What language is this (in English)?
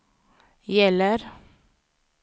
Swedish